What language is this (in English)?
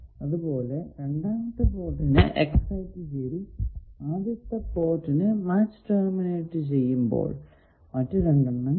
Malayalam